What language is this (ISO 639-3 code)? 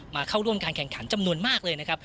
tha